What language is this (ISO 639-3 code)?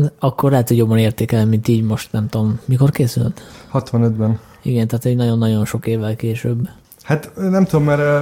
hun